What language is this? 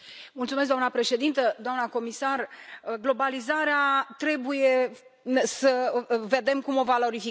Romanian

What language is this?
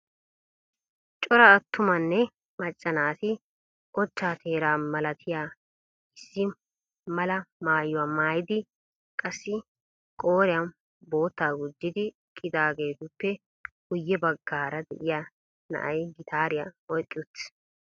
Wolaytta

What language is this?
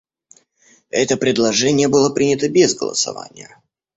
Russian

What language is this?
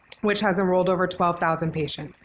English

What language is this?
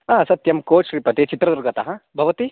Sanskrit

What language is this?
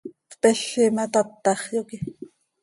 Seri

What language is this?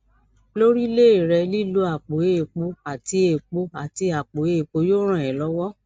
Yoruba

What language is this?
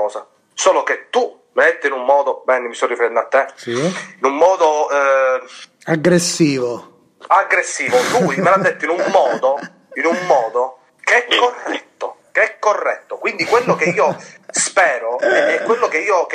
Italian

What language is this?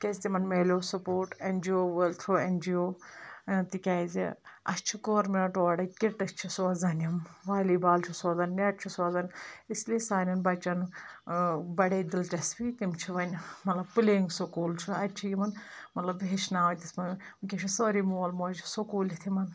Kashmiri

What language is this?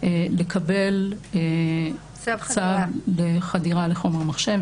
Hebrew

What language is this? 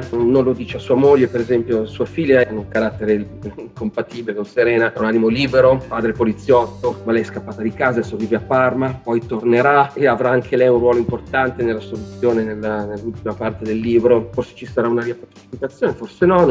Italian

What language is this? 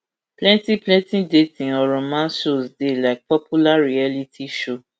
Nigerian Pidgin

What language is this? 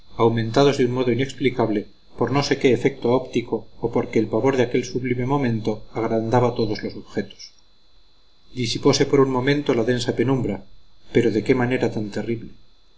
Spanish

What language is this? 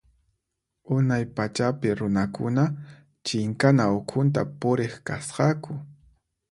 Puno Quechua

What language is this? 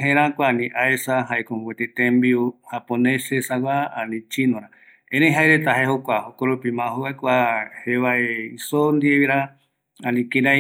Eastern Bolivian Guaraní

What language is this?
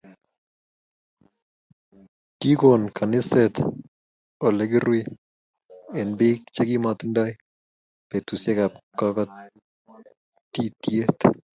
Kalenjin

